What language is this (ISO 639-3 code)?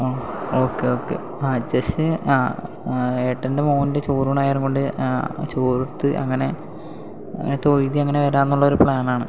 mal